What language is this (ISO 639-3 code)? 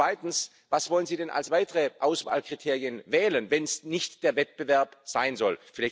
deu